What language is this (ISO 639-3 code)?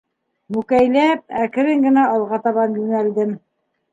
bak